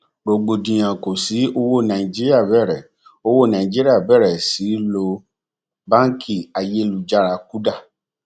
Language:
Yoruba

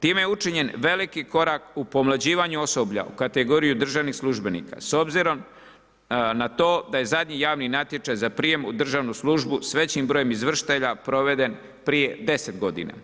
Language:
Croatian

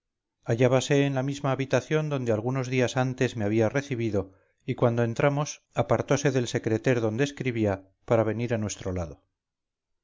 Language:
Spanish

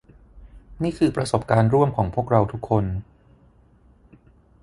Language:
Thai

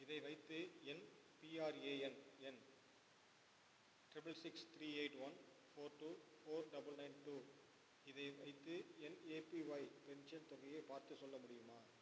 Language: Tamil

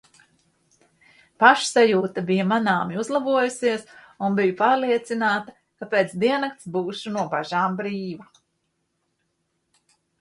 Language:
Latvian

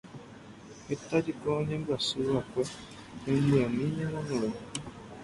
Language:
Guarani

